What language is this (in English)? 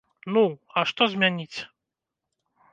Belarusian